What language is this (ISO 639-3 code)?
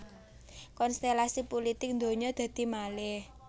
jav